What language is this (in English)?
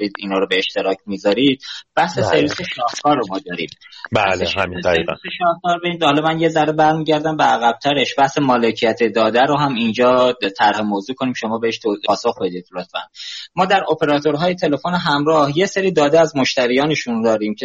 Persian